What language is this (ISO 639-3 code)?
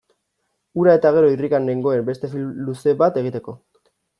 eus